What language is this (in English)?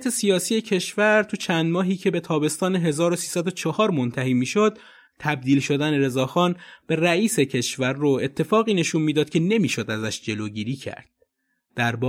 Persian